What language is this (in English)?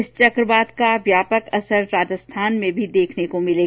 Hindi